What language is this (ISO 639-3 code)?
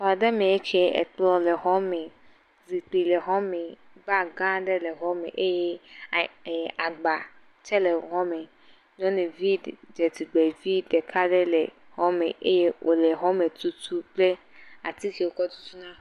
ewe